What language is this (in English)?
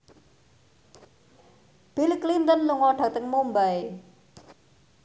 Javanese